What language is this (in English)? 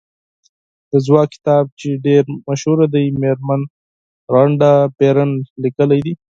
Pashto